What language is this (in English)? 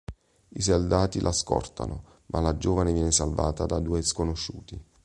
Italian